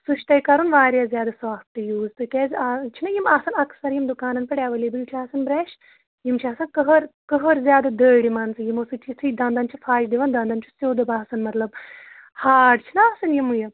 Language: Kashmiri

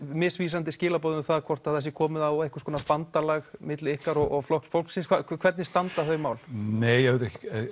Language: Icelandic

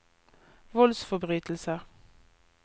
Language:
Norwegian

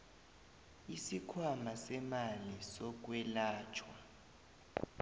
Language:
South Ndebele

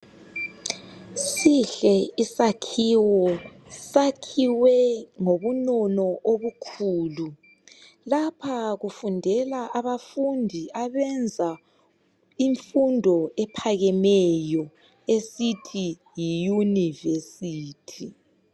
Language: North Ndebele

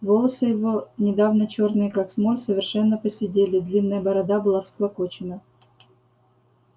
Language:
Russian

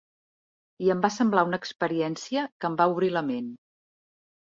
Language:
Catalan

